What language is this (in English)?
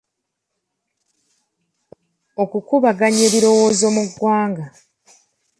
Ganda